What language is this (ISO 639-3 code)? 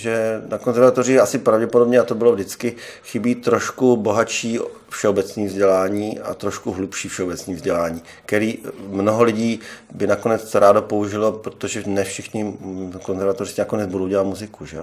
ces